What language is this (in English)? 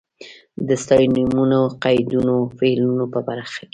Pashto